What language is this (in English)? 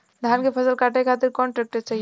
Bhojpuri